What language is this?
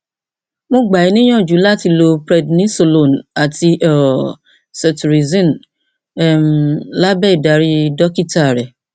Yoruba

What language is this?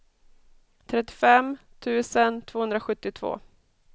Swedish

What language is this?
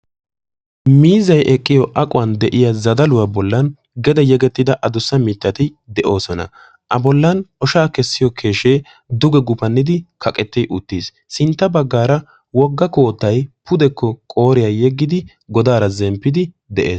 Wolaytta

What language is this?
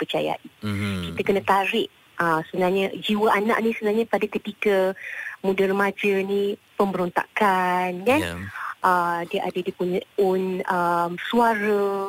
Malay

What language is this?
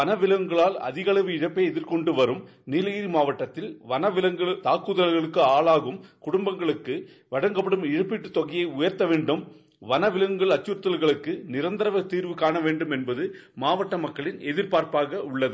Tamil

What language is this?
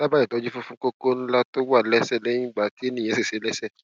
Yoruba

